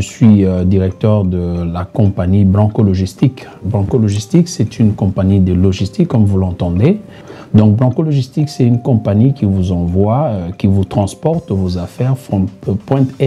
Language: French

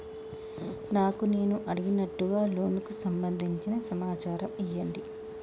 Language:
Telugu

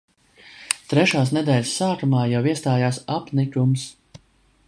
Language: Latvian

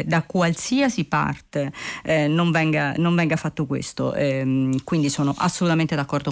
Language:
Italian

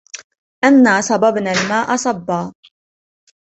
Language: Arabic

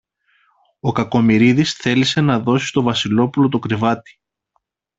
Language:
Greek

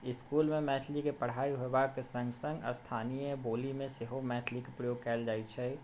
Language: Maithili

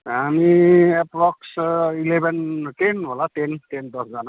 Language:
Nepali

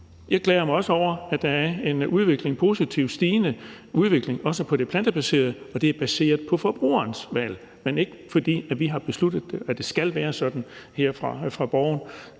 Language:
Danish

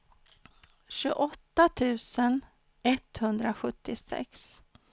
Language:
Swedish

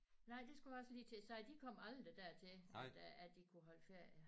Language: Danish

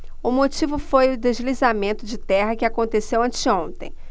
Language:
Portuguese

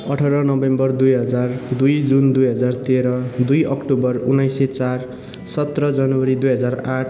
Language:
Nepali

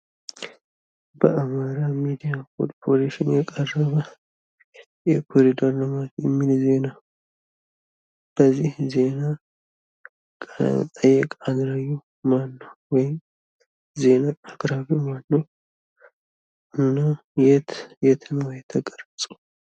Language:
Amharic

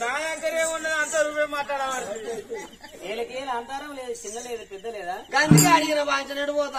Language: Arabic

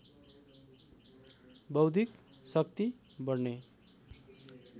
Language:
Nepali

